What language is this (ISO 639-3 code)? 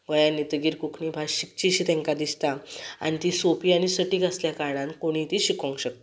kok